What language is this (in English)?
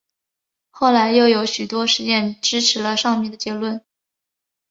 Chinese